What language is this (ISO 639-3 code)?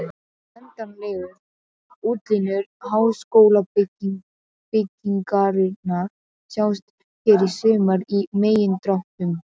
isl